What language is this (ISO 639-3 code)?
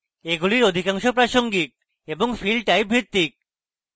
ben